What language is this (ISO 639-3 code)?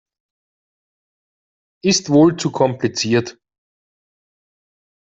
deu